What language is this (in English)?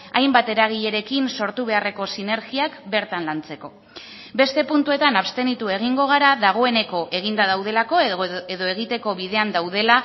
Basque